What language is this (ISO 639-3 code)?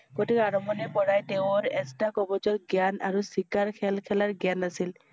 asm